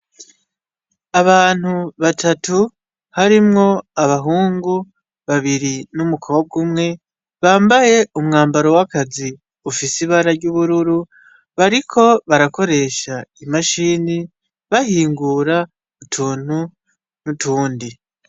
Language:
Rundi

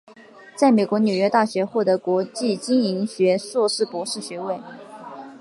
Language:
Chinese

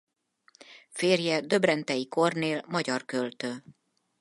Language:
Hungarian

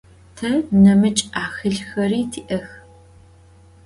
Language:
Adyghe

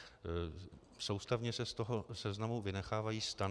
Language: Czech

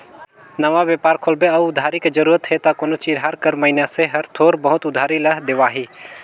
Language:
Chhattisgarhi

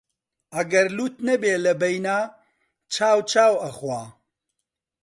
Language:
Central Kurdish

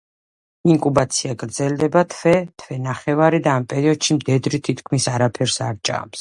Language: Georgian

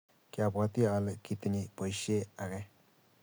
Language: Kalenjin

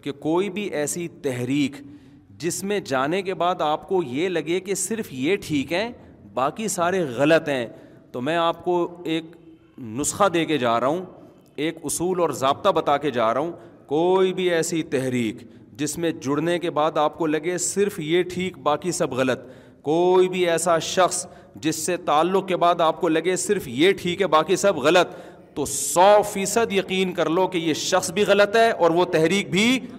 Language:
Urdu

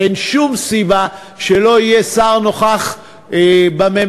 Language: Hebrew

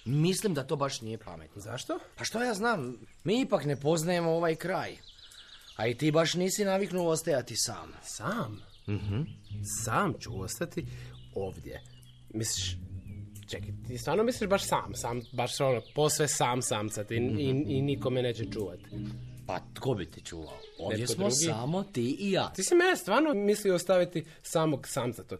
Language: Croatian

